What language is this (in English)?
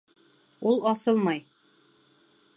Bashkir